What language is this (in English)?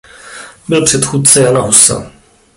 Czech